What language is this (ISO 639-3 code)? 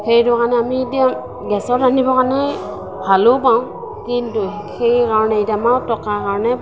asm